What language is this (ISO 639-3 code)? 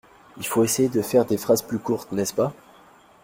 fra